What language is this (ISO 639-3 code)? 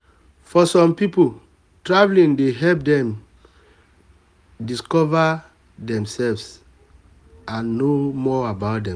pcm